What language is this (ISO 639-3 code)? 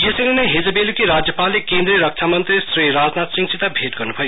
nep